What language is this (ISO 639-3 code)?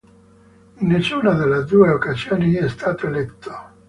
ita